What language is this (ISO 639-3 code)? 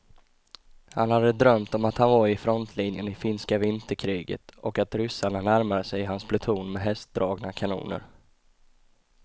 swe